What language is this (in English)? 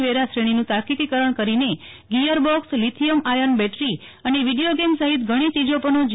Gujarati